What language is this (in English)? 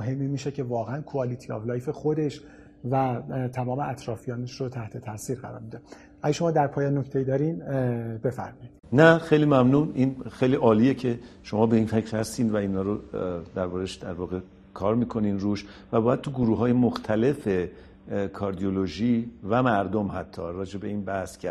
Persian